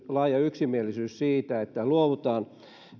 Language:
Finnish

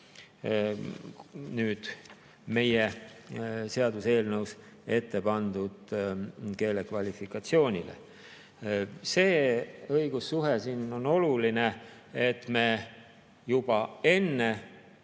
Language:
Estonian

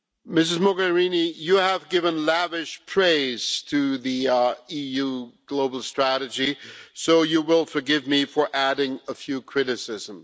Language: English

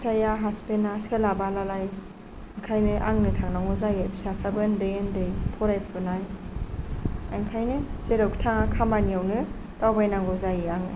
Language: Bodo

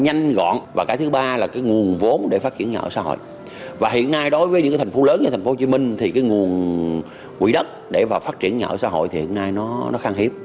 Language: Vietnamese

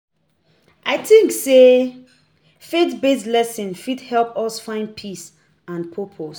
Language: Nigerian Pidgin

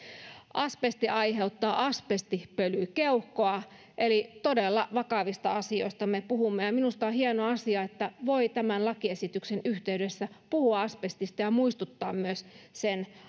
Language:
Finnish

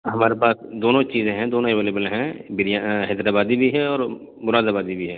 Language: Urdu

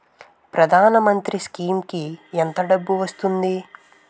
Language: Telugu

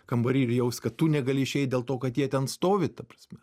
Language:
Lithuanian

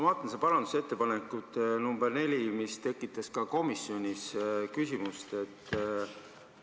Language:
Estonian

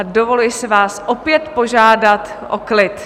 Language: Czech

